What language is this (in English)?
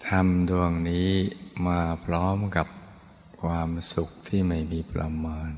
Thai